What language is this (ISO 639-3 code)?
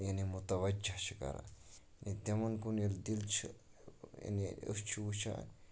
kas